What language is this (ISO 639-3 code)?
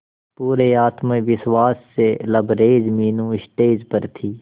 hin